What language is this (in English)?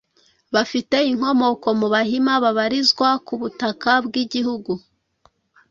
Kinyarwanda